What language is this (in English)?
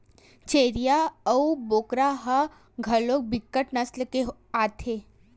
Chhattisgarhi